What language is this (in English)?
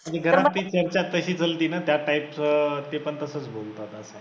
Marathi